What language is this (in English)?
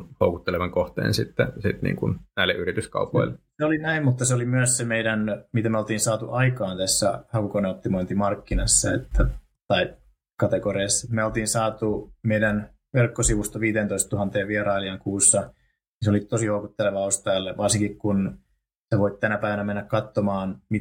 Finnish